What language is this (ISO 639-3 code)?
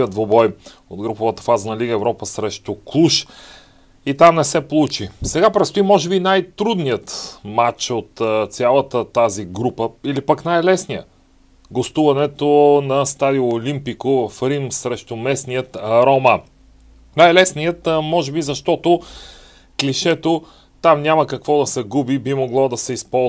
bul